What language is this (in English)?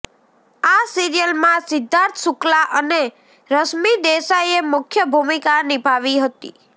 Gujarati